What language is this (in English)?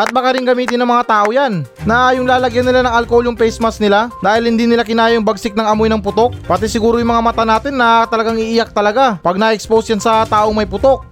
Filipino